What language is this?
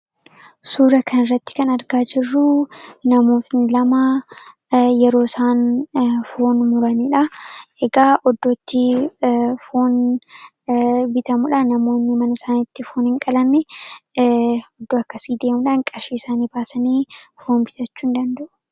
Oromo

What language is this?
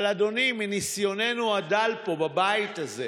Hebrew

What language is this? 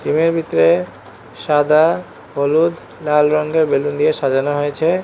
Bangla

